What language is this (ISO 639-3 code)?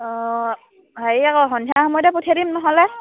asm